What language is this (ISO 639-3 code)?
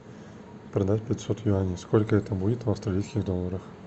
rus